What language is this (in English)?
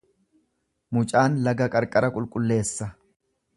Oromo